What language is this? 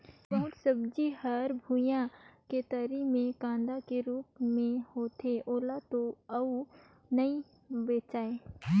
Chhattisgarhi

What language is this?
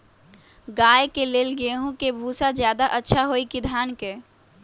Magahi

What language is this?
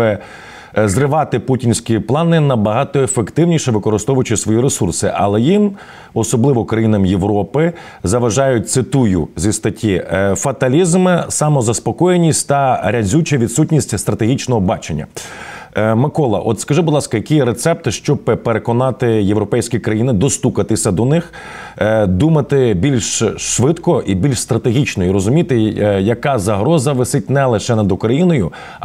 Ukrainian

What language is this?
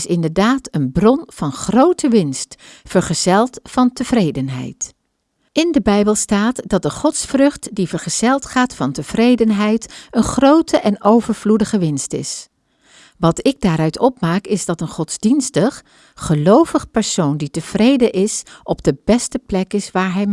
Dutch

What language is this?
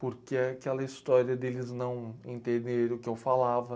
Portuguese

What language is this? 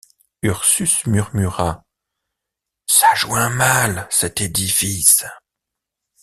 French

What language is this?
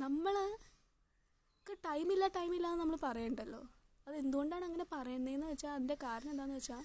Malayalam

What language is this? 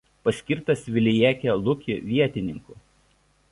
Lithuanian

